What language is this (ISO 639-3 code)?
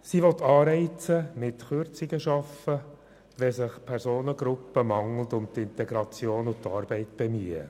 gsw